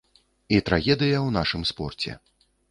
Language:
Belarusian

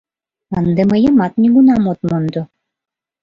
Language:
Mari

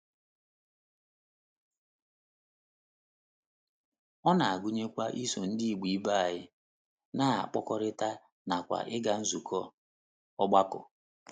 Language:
Igbo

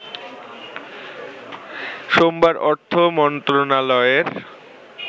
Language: Bangla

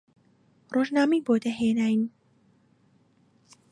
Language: Central Kurdish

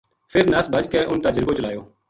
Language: Gujari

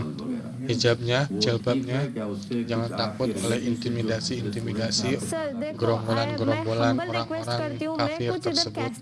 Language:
Indonesian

